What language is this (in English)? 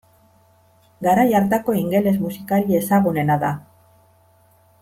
Basque